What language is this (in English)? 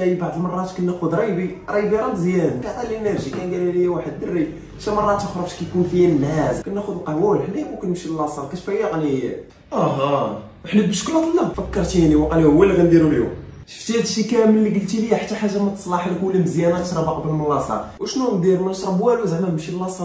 Arabic